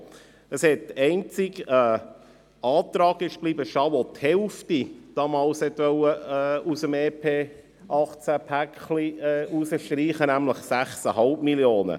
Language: Swiss German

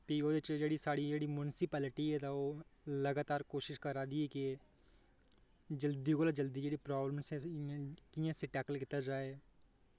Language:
Dogri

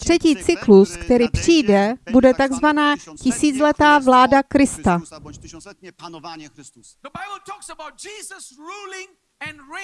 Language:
Czech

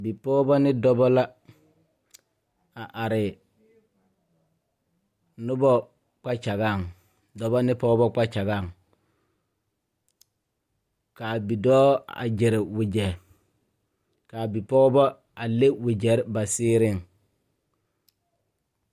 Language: Southern Dagaare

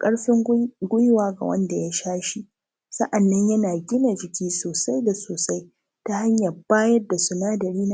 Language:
Hausa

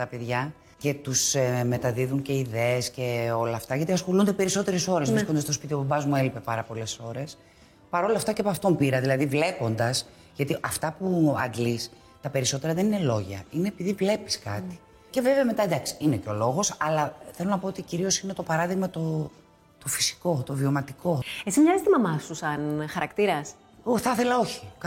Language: Greek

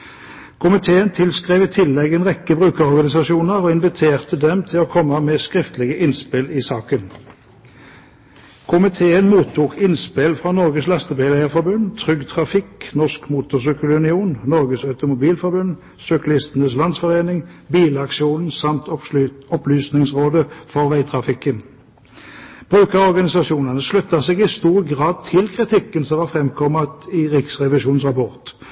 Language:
Norwegian Bokmål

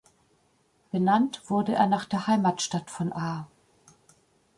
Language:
German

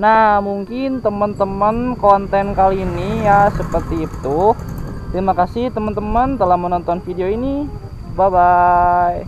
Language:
Indonesian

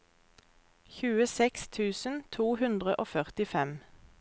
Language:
Norwegian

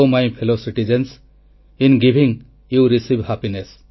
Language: Odia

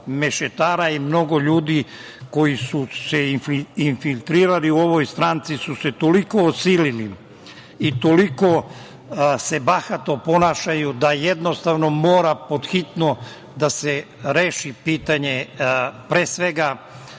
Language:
Serbian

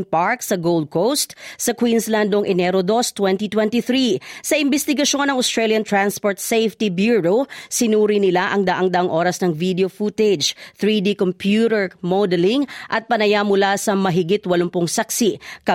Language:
Filipino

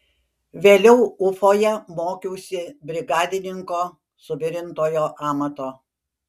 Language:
Lithuanian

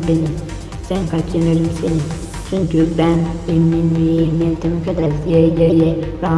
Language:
Turkish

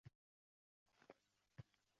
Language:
Uzbek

